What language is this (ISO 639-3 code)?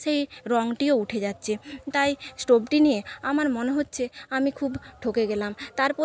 ben